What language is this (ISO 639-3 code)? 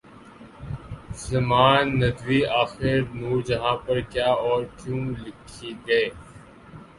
urd